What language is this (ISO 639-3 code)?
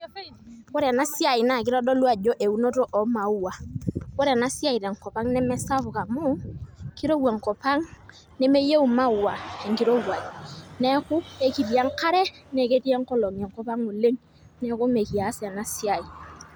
mas